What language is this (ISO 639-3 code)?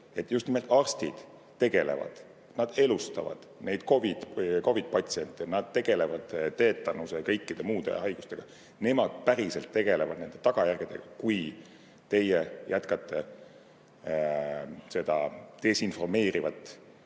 est